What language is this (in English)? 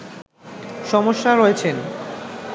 Bangla